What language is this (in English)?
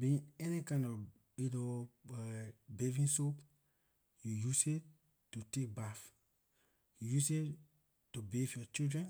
Liberian English